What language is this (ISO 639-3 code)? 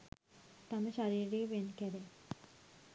sin